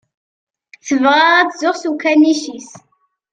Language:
Kabyle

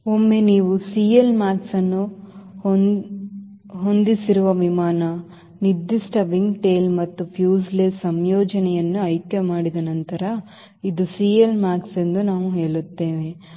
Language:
Kannada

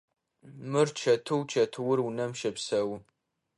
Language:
Adyghe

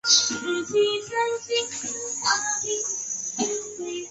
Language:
Chinese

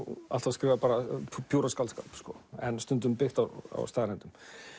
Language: Icelandic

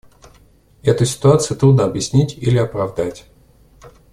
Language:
Russian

